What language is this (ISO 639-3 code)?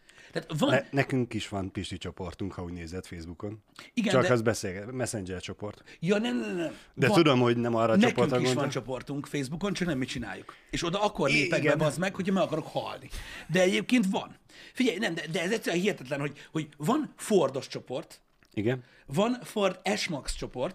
hun